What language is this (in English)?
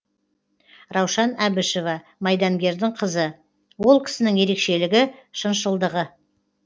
Kazakh